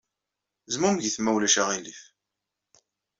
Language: Kabyle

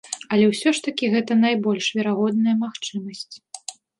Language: Belarusian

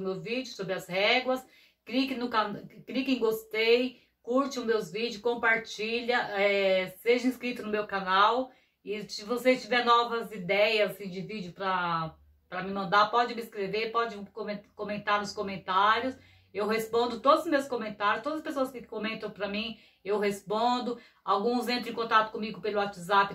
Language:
Portuguese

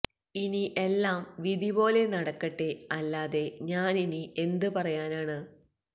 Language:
Malayalam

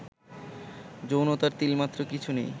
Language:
Bangla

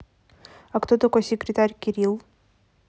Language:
Russian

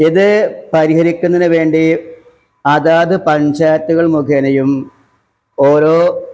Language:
Malayalam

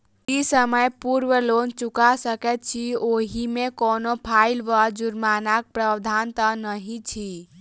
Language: Maithili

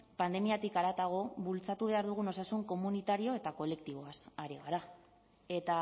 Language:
Basque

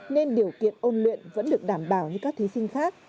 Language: Vietnamese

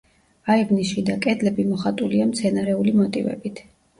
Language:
Georgian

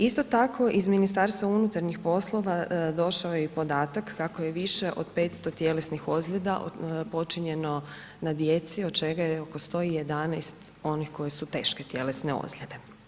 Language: Croatian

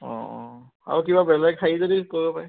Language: Assamese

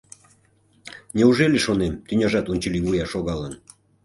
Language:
Mari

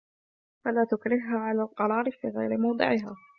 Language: Arabic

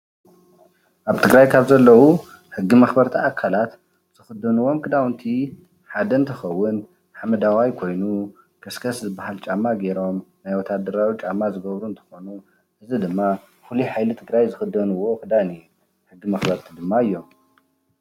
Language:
Tigrinya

